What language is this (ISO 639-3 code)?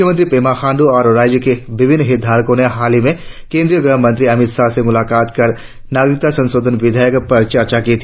hin